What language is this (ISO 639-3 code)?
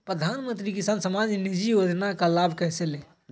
mag